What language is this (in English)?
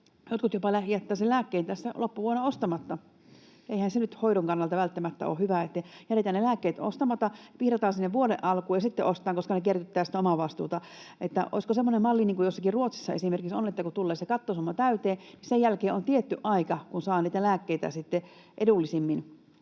Finnish